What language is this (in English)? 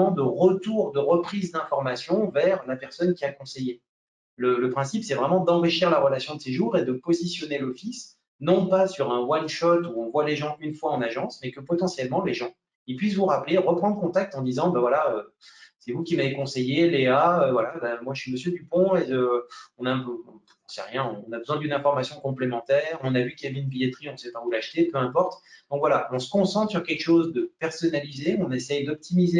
French